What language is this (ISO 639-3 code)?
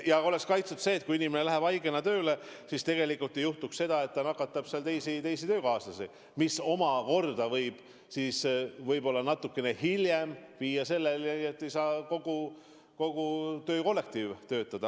est